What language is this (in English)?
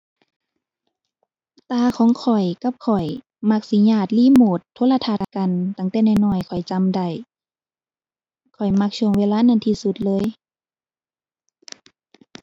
Thai